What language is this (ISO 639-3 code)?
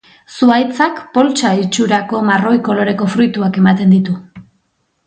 eus